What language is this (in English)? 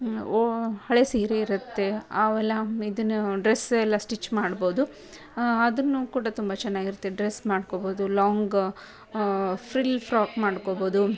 Kannada